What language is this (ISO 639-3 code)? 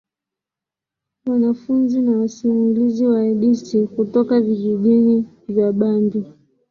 swa